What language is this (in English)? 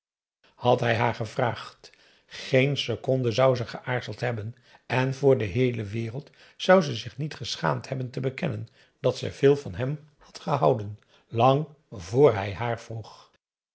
Dutch